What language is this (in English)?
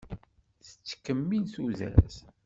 Kabyle